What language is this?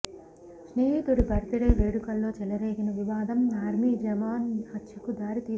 Telugu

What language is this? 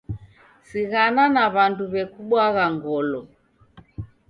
Taita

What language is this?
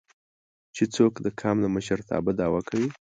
Pashto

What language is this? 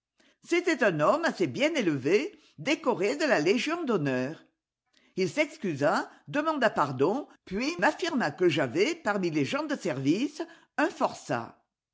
French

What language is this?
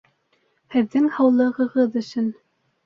Bashkir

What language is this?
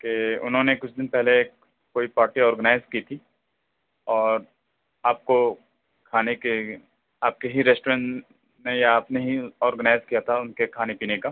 Urdu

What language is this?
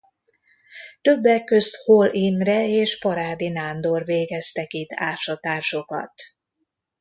Hungarian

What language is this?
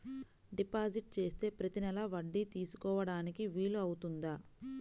Telugu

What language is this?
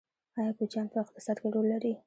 Pashto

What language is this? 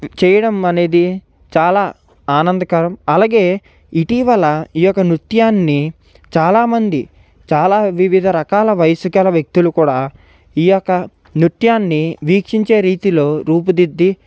Telugu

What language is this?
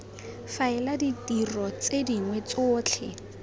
Tswana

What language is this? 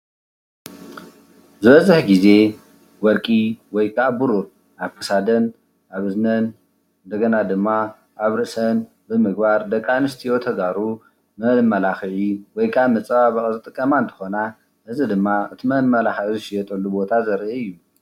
Tigrinya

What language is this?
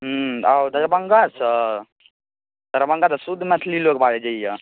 Maithili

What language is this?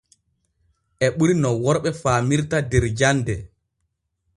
Borgu Fulfulde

